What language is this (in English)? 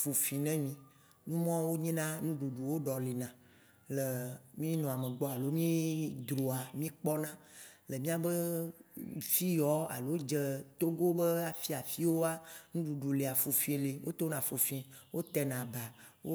Waci Gbe